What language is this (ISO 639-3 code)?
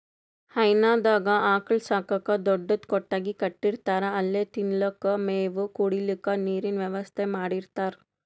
kan